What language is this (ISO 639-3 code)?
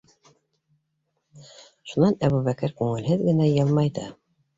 bak